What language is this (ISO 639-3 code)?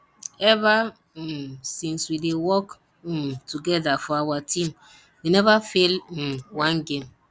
pcm